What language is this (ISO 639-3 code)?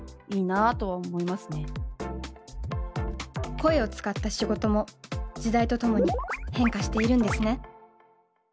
jpn